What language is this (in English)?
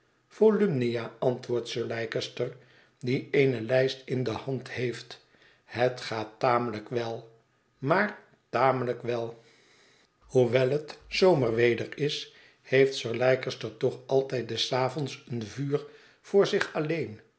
Dutch